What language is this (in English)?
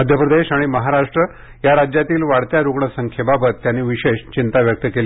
Marathi